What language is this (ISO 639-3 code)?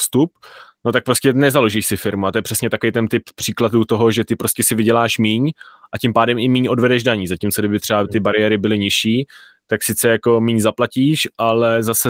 ces